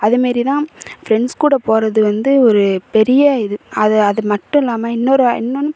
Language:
Tamil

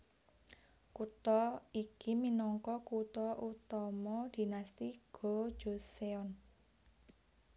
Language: Javanese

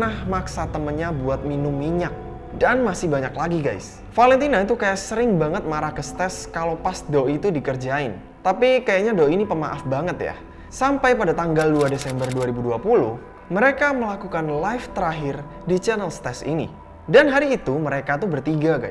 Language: Indonesian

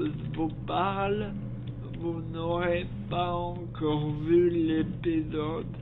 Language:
French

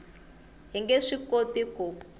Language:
Tsonga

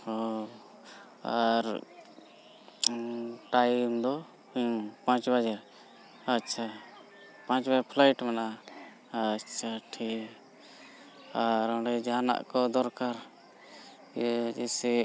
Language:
Santali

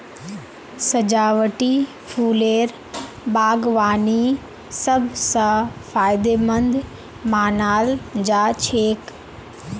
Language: Magahi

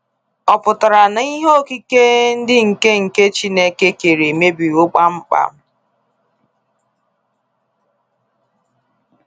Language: Igbo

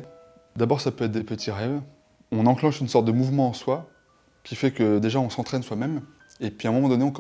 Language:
French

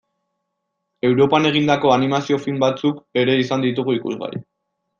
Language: Basque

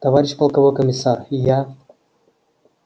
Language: Russian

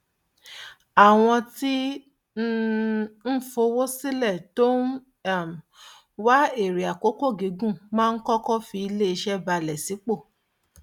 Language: Yoruba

